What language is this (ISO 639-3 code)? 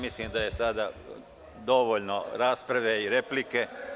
srp